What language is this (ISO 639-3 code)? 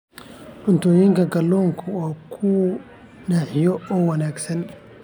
som